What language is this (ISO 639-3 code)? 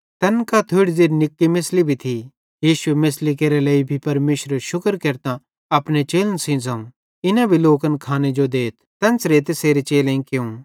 bhd